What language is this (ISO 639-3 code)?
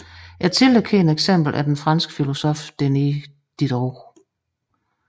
dan